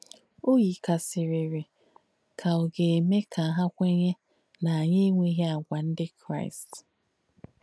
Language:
Igbo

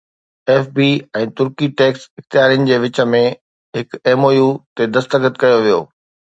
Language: Sindhi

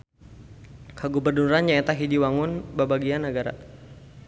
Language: Sundanese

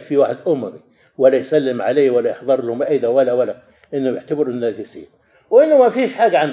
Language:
Arabic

